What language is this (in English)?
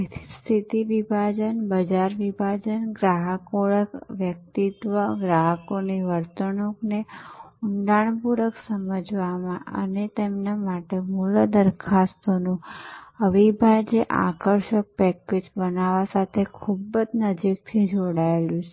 Gujarati